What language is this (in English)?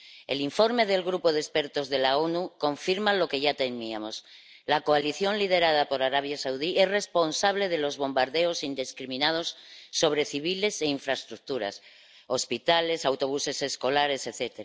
Spanish